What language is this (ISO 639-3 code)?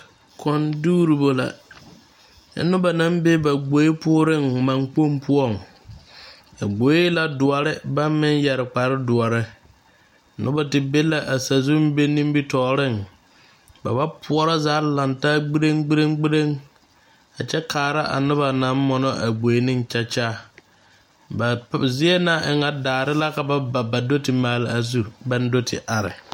dga